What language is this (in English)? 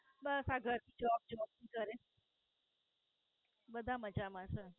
Gujarati